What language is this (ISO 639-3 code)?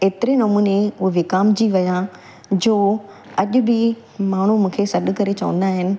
snd